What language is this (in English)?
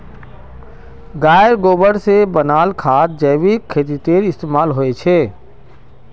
Magahi